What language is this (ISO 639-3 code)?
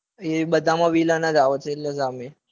guj